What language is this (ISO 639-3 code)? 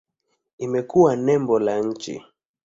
swa